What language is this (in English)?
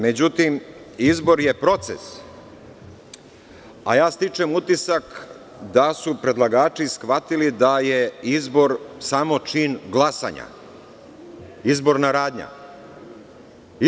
Serbian